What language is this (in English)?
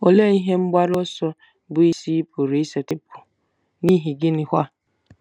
Igbo